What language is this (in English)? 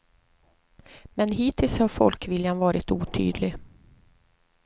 Swedish